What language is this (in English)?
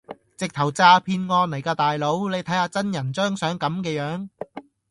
Cantonese